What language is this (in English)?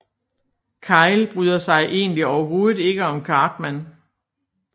Danish